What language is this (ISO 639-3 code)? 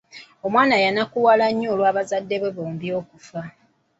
lug